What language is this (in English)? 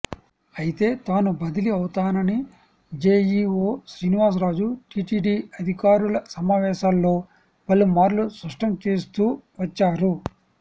Telugu